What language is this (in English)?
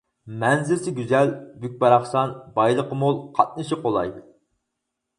Uyghur